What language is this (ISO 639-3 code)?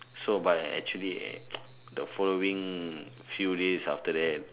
eng